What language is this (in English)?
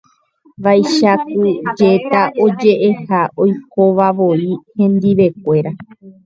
Guarani